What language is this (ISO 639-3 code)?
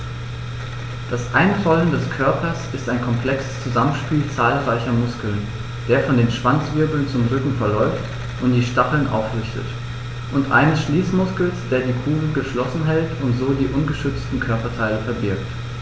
deu